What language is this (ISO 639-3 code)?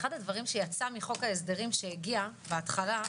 heb